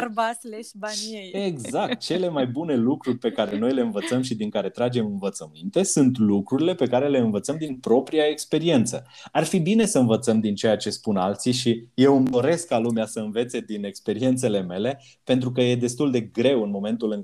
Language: Romanian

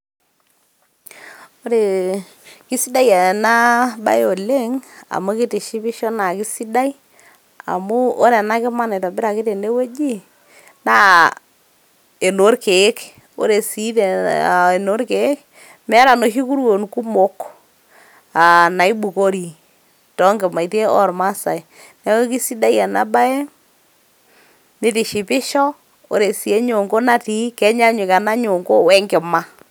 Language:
Masai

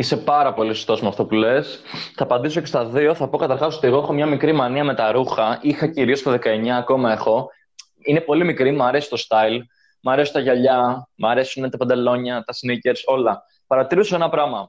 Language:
Greek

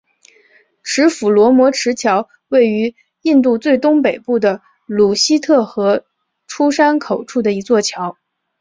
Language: Chinese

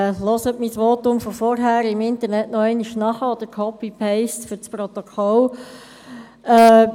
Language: Swiss German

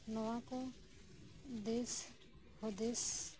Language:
Santali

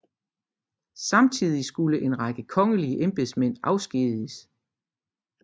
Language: Danish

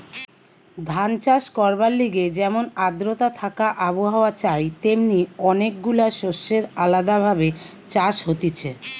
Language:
Bangla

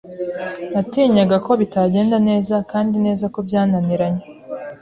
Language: Kinyarwanda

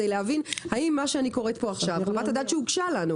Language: Hebrew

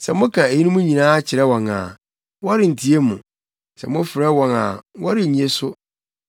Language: Akan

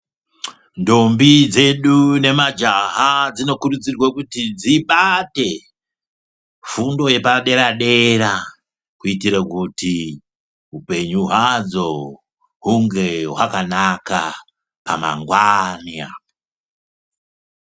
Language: Ndau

